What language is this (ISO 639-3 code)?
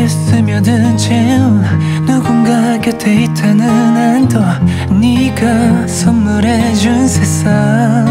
vie